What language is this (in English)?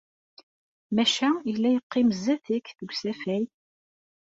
Kabyle